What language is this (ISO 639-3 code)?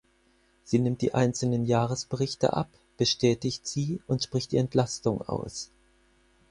deu